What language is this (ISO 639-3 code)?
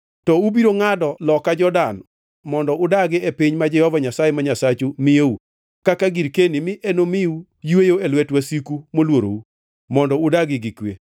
luo